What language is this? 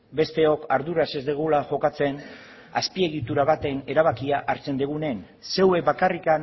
Basque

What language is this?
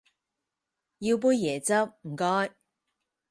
Cantonese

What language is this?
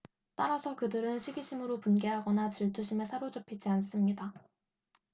Korean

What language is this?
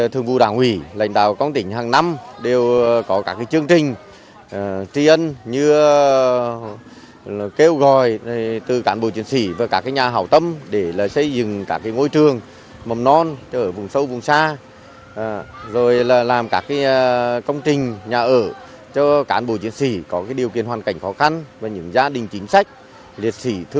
Vietnamese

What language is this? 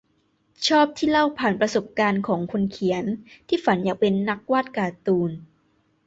Thai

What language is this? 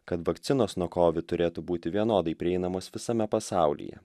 Lithuanian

